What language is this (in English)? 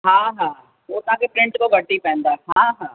Sindhi